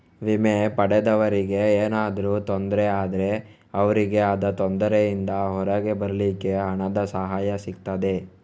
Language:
Kannada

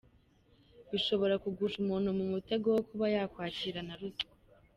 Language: Kinyarwanda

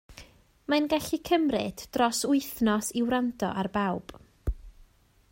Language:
Welsh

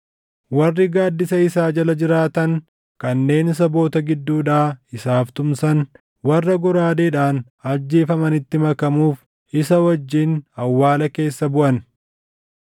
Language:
Oromo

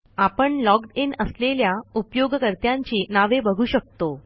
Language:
Marathi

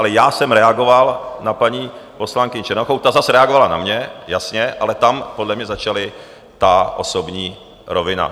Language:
Czech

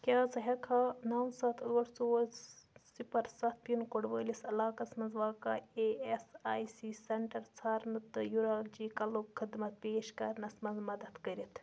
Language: Kashmiri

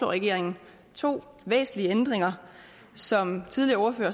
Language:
Danish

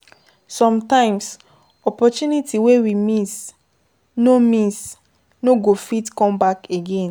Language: Nigerian Pidgin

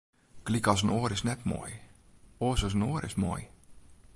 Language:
Western Frisian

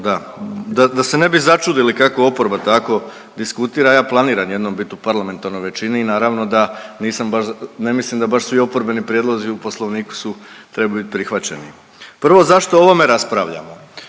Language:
Croatian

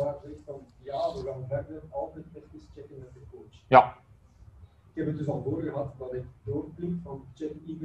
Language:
Dutch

